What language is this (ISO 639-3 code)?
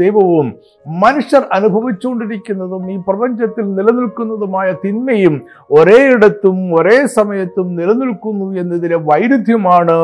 mal